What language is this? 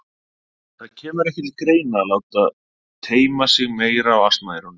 Icelandic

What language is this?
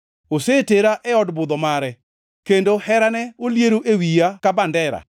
Luo (Kenya and Tanzania)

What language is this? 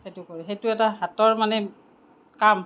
Assamese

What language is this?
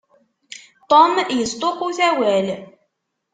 Kabyle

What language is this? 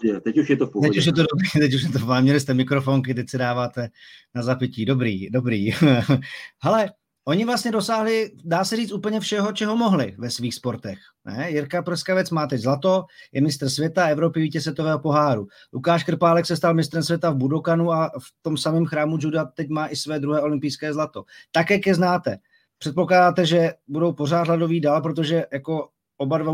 Czech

